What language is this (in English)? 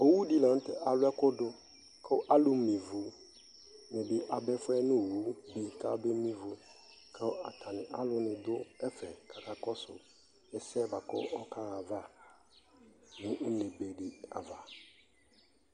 Ikposo